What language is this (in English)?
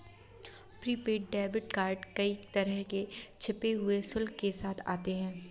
Hindi